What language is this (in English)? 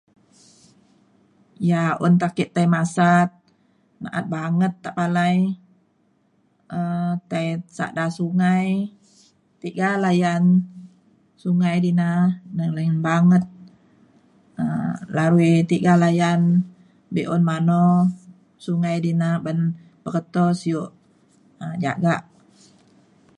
Mainstream Kenyah